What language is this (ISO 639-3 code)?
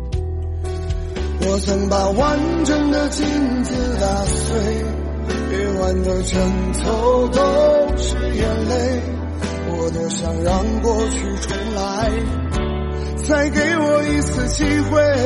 zho